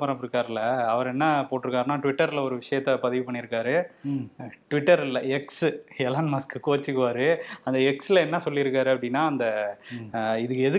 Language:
Tamil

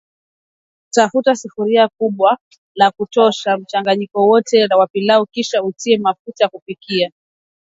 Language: Swahili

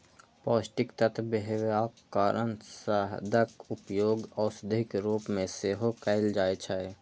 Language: Maithili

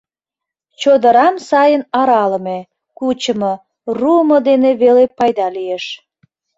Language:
Mari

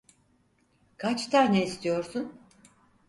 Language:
Turkish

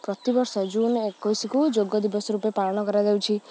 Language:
Odia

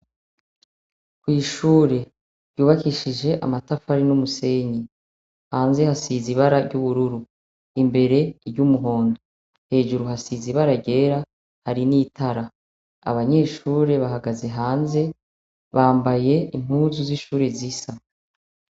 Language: Rundi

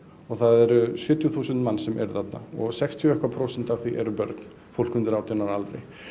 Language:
Icelandic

